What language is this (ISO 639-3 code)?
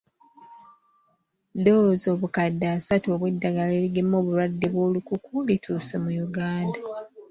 lug